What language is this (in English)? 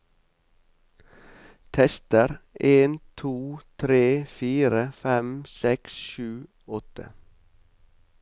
Norwegian